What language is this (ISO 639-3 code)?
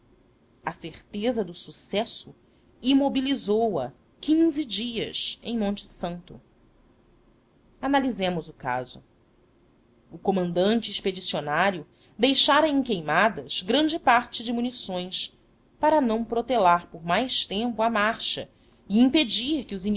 por